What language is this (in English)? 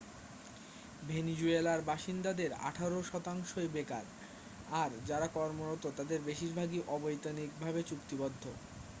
Bangla